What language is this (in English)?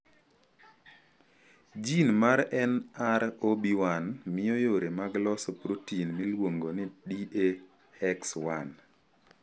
Luo (Kenya and Tanzania)